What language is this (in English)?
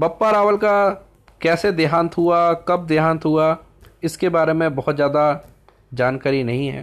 Hindi